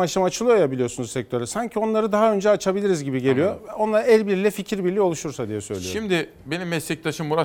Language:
Turkish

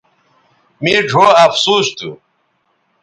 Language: Bateri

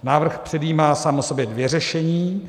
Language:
Czech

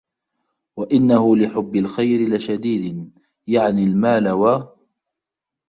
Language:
Arabic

